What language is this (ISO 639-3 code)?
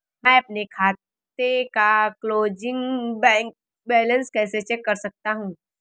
hin